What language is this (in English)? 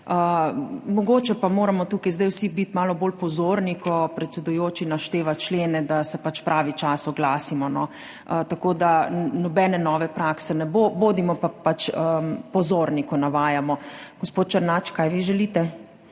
Slovenian